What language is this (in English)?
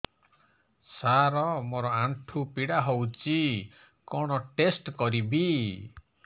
Odia